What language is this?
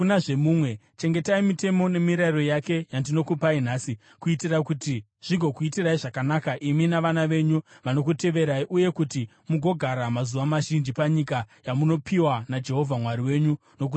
Shona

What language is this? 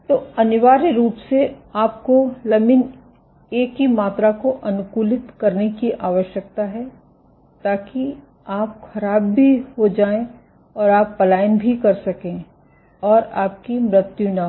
Hindi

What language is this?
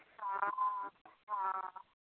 Odia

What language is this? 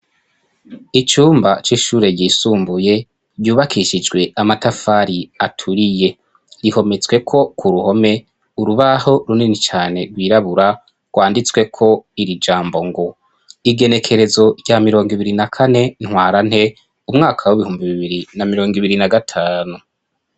Rundi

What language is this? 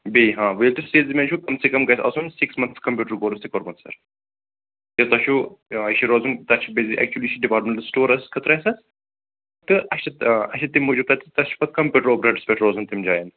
Kashmiri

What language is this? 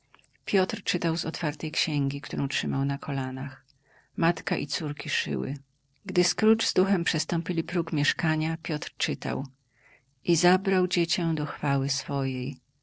Polish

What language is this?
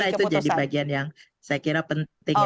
Indonesian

